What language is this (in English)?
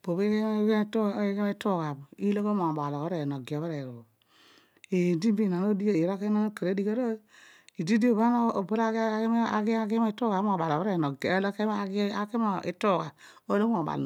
Odual